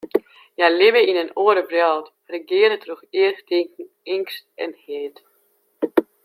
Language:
Western Frisian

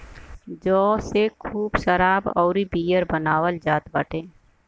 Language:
Bhojpuri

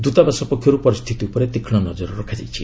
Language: Odia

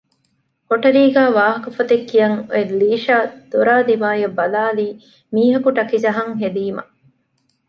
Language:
Divehi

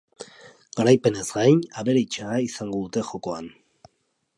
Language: Basque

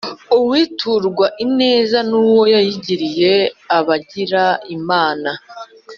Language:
Kinyarwanda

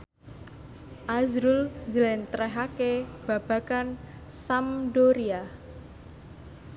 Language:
Javanese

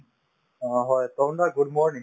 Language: Assamese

